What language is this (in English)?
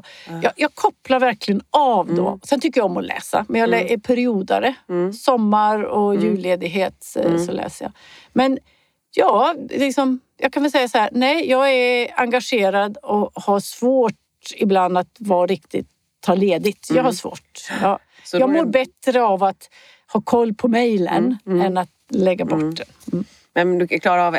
Swedish